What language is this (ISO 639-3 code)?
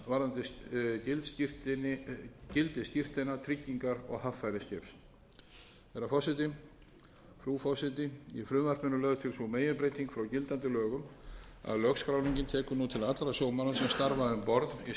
isl